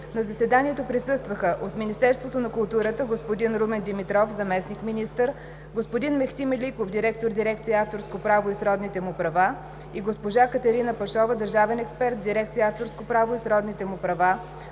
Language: Bulgarian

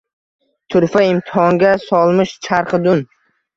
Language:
Uzbek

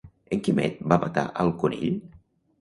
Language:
Catalan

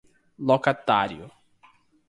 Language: Portuguese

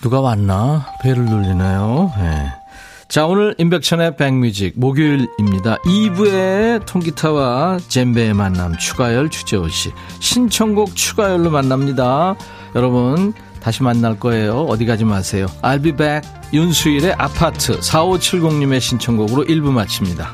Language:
Korean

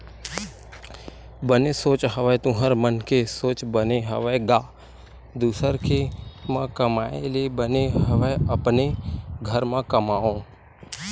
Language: Chhattisgarhi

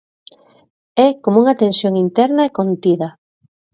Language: Galician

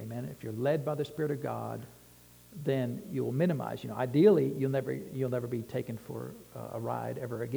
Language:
English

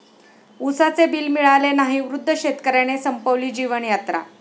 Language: Marathi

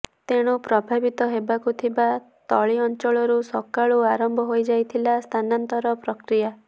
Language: Odia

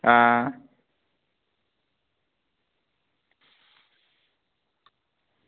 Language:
Dogri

